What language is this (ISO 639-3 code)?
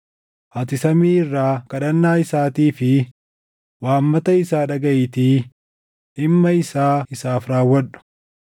orm